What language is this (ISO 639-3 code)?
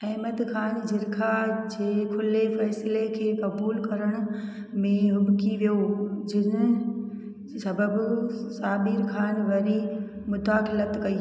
snd